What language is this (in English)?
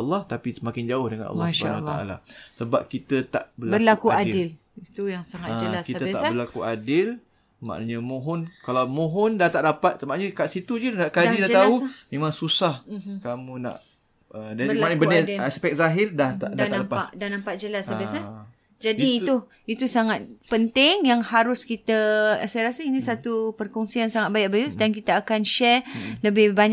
Malay